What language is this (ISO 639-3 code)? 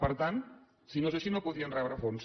cat